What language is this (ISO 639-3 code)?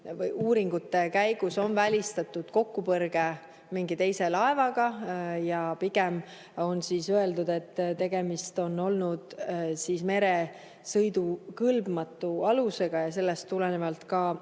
est